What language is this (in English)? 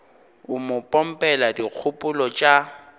Northern Sotho